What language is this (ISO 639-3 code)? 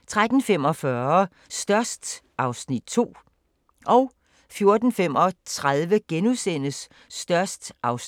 dan